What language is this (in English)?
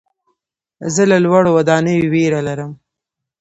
Pashto